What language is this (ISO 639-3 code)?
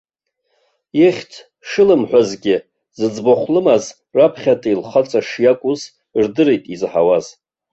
abk